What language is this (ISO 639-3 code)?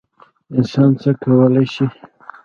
pus